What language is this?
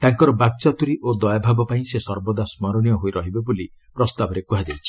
Odia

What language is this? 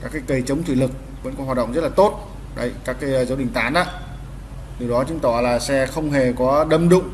Vietnamese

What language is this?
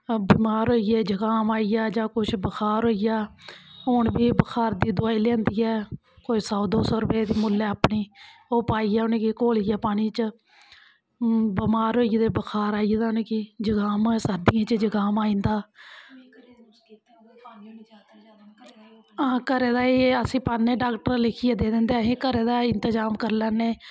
Dogri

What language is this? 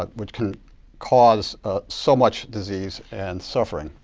English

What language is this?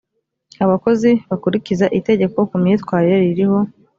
Kinyarwanda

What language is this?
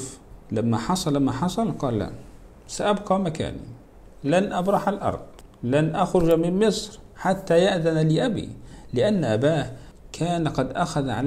Arabic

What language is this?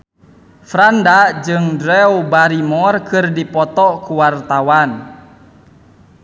Sundanese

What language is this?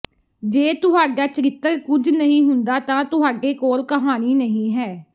Punjabi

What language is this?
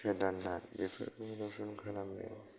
Bodo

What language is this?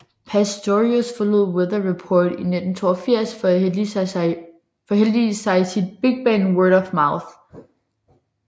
Danish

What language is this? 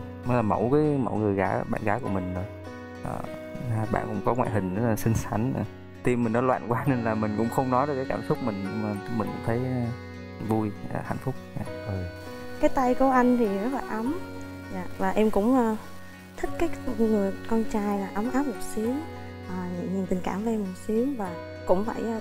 Vietnamese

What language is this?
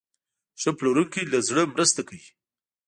Pashto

